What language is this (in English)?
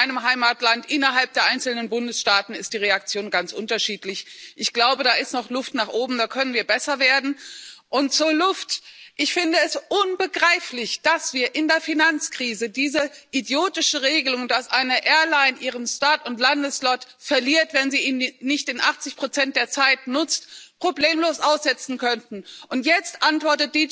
German